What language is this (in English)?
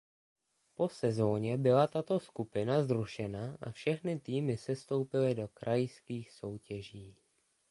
Czech